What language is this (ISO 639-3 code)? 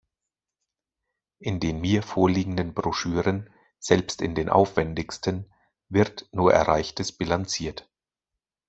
deu